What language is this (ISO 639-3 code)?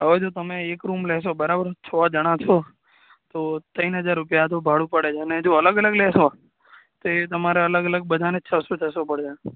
guj